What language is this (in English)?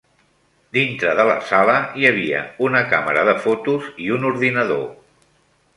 Catalan